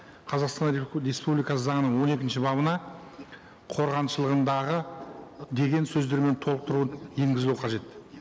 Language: Kazakh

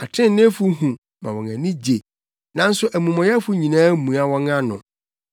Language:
Akan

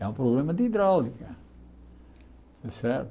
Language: Portuguese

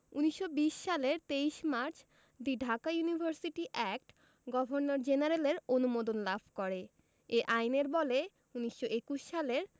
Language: Bangla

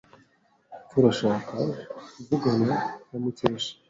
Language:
Kinyarwanda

